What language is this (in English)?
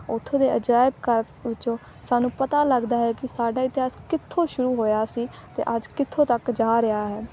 Punjabi